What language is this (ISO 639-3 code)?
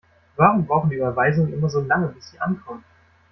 deu